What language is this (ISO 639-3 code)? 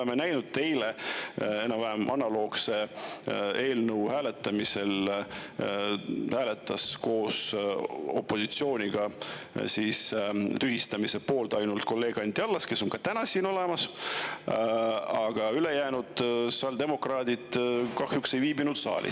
est